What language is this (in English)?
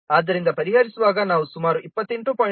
Kannada